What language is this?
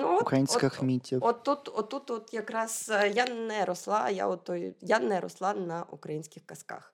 Ukrainian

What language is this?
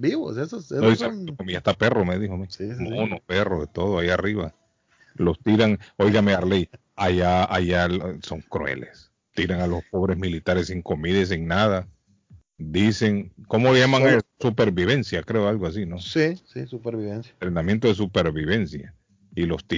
Spanish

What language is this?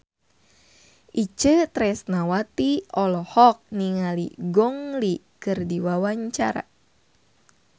Sundanese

